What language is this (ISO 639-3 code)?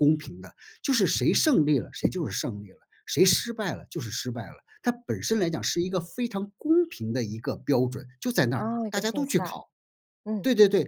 zho